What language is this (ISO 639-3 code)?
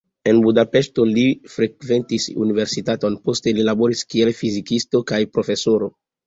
epo